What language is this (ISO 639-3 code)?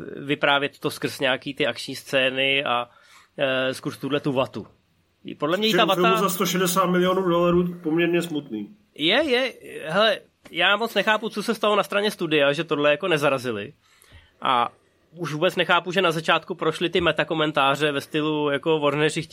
ces